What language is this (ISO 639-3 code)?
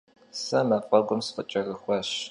kbd